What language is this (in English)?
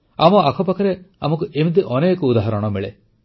Odia